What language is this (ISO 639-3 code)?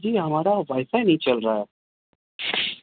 urd